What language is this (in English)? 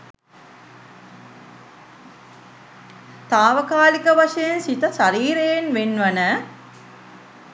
Sinhala